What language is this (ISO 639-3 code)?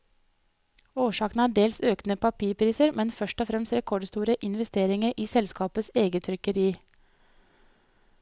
nor